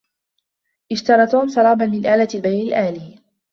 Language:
Arabic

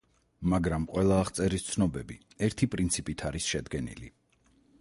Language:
Georgian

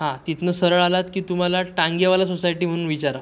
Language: Marathi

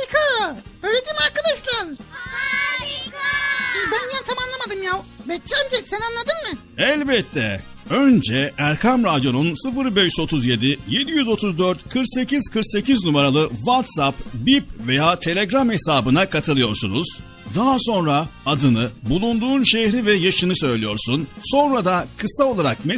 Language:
Turkish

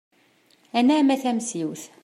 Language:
Kabyle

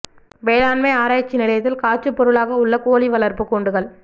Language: Tamil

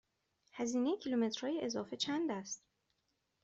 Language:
Persian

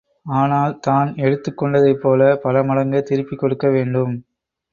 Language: Tamil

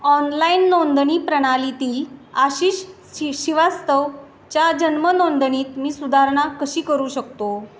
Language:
Marathi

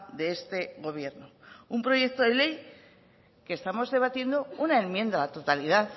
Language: Spanish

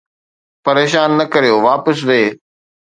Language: Sindhi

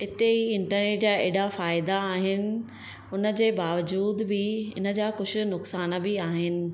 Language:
Sindhi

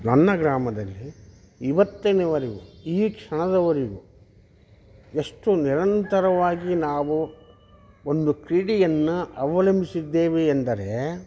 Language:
Kannada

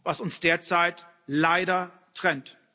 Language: German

